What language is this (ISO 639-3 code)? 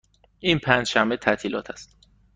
fas